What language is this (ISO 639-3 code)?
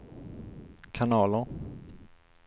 swe